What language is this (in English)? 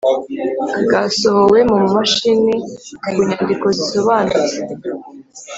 Kinyarwanda